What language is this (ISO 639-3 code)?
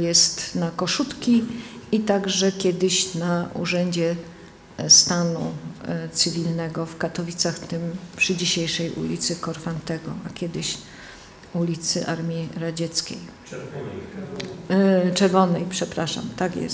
pol